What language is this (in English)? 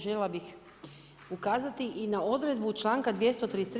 Croatian